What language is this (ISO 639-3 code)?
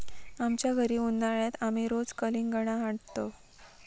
mar